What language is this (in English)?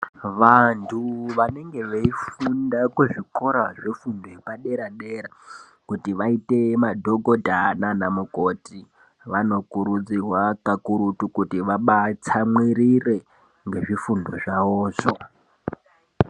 Ndau